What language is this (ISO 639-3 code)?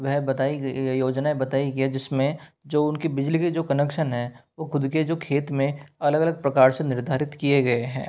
hin